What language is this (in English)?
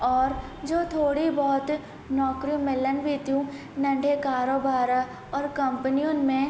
Sindhi